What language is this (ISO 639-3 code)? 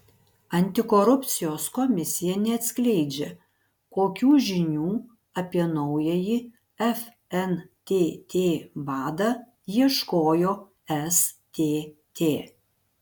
lit